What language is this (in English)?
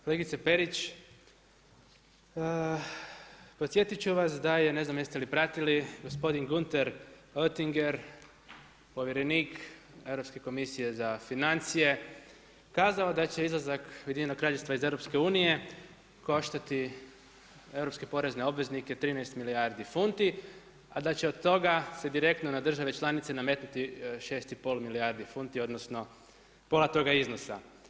Croatian